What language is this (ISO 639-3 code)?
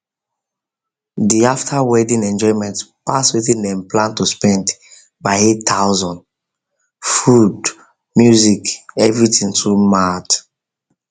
pcm